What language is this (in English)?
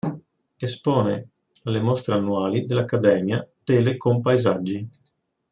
Italian